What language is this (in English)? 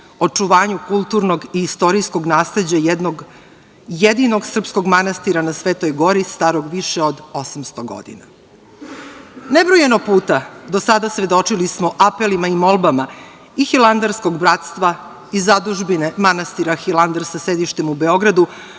Serbian